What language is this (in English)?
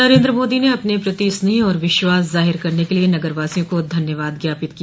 Hindi